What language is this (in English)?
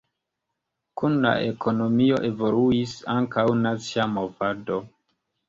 Esperanto